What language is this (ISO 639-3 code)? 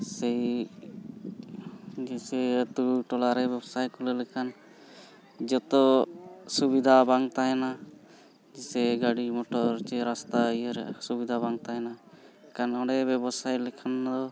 sat